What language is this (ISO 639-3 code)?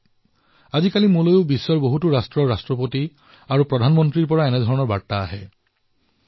asm